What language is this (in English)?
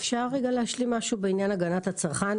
Hebrew